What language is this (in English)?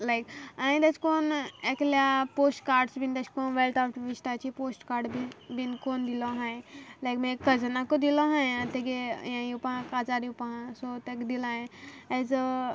Konkani